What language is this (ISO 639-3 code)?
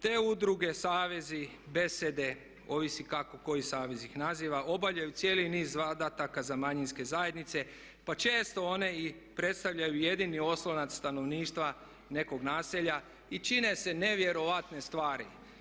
hrv